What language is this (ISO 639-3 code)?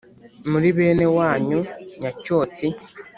kin